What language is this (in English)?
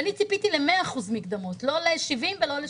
Hebrew